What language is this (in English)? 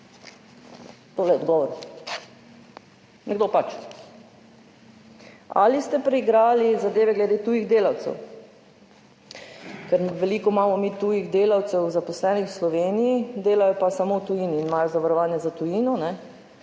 Slovenian